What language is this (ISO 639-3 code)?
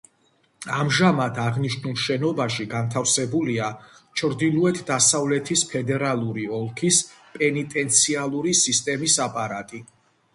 kat